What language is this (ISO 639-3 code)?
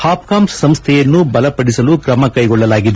kan